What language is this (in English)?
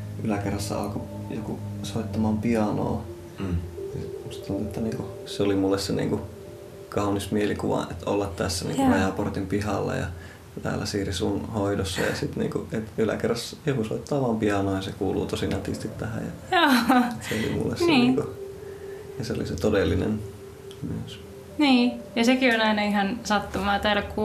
Finnish